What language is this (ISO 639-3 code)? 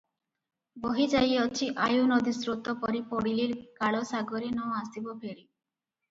ori